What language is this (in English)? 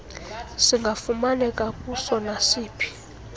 Xhosa